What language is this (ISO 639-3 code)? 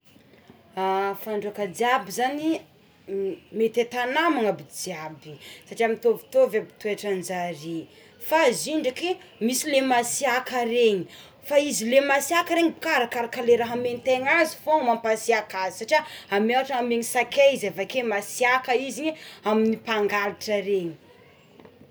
xmw